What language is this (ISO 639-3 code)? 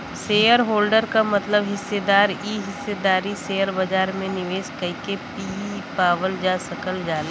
bho